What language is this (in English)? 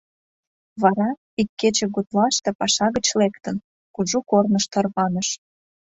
Mari